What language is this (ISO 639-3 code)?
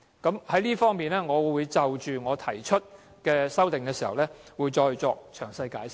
yue